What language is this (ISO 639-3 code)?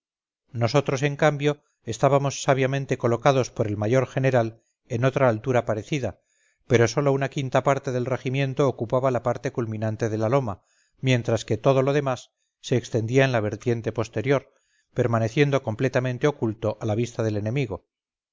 spa